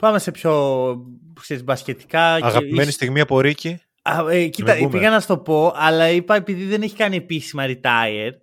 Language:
Greek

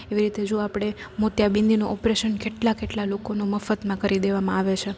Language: Gujarati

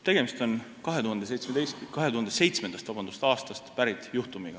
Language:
Estonian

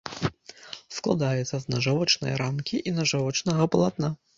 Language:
Belarusian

